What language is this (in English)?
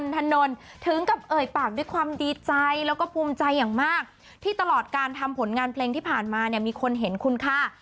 Thai